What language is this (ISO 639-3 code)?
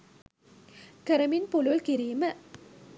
sin